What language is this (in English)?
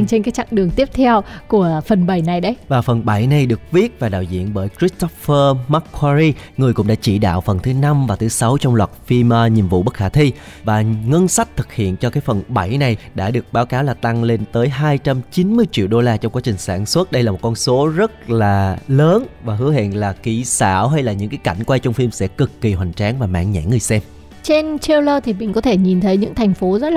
Vietnamese